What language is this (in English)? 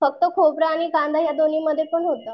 Marathi